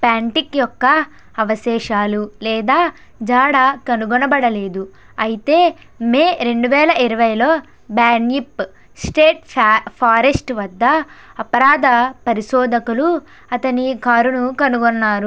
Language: Telugu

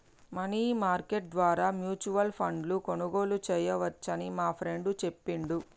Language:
Telugu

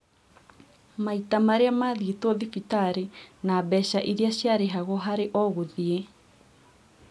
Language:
Kikuyu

